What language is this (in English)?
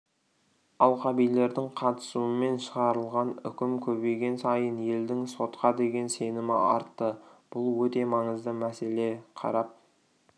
Kazakh